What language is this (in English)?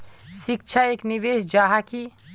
Magahi